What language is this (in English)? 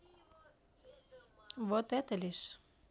Russian